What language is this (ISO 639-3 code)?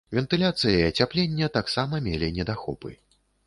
bel